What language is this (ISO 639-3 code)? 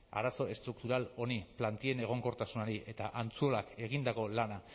eus